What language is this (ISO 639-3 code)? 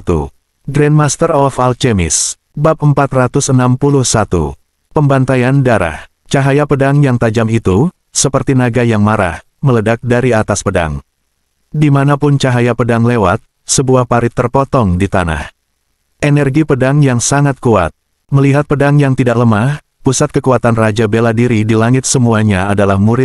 ind